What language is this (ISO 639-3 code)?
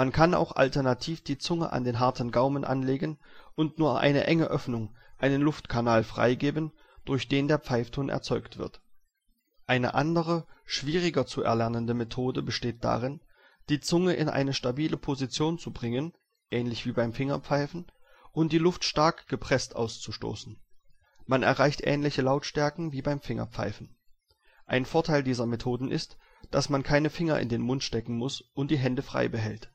deu